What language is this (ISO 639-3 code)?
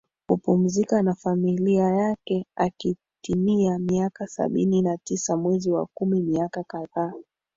swa